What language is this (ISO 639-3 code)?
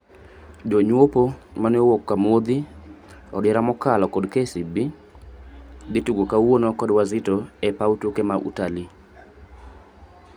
luo